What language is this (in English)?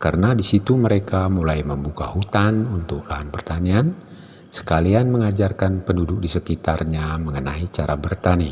Indonesian